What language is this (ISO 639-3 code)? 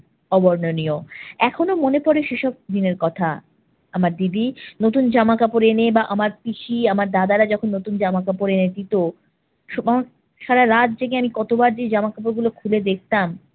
ben